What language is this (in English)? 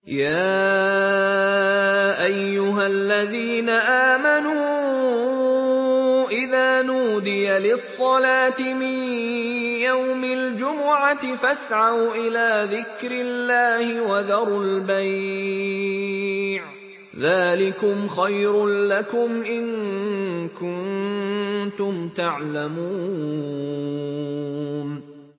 Arabic